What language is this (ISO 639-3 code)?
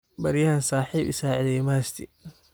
som